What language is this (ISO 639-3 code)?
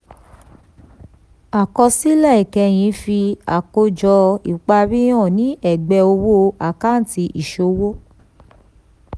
yor